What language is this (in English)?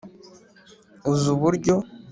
Kinyarwanda